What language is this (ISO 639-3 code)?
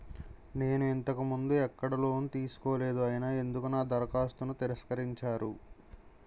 tel